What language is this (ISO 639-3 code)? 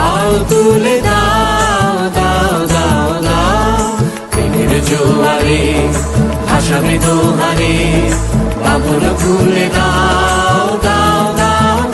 ben